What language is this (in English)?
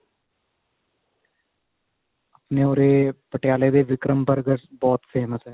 Punjabi